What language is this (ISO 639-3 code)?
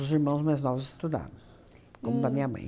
por